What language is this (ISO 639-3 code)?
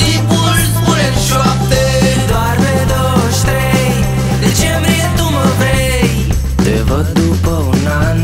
ron